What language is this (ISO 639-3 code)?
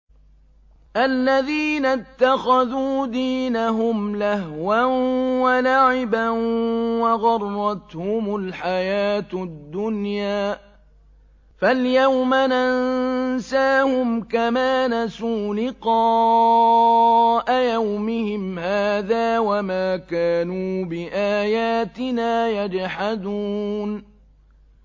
ara